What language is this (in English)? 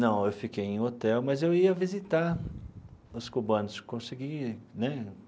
Portuguese